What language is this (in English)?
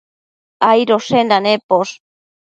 Matsés